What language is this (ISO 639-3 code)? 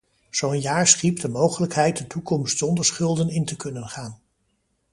nld